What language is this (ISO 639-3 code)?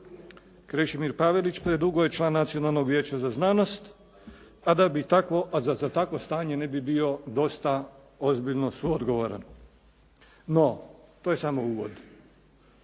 hrv